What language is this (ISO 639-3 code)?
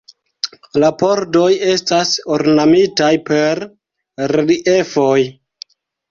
epo